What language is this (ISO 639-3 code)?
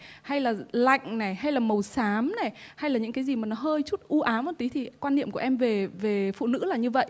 vie